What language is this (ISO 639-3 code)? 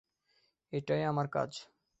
ben